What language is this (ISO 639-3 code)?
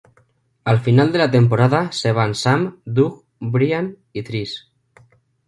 spa